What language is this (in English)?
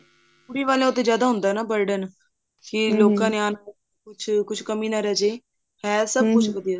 Punjabi